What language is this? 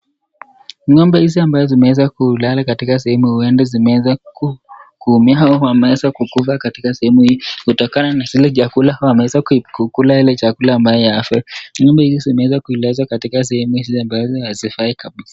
Swahili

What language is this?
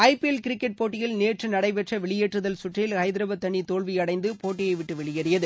Tamil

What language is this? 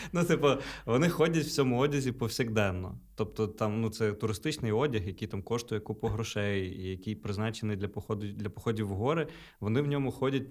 Ukrainian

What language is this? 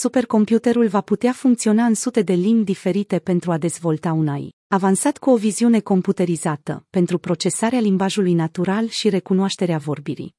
Romanian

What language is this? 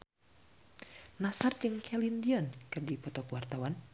Sundanese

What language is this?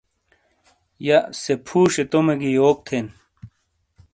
Shina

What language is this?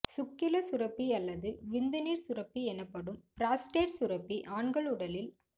Tamil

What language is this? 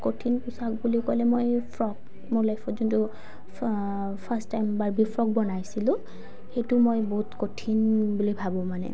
Assamese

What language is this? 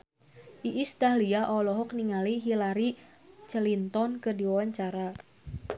Sundanese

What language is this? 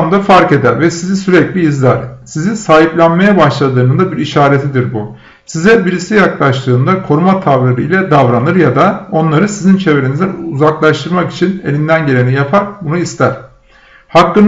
Turkish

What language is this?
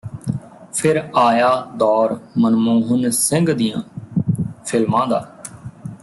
Punjabi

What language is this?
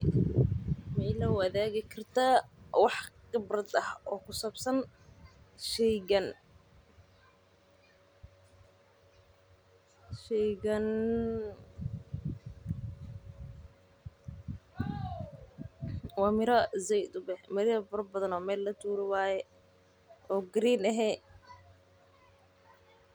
Somali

